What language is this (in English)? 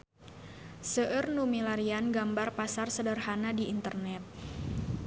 Sundanese